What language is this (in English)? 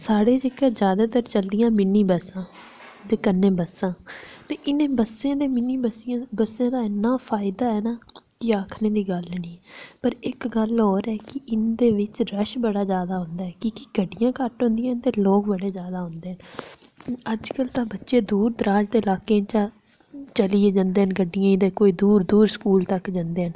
Dogri